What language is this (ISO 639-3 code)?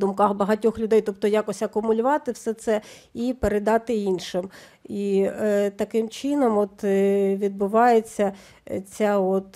ukr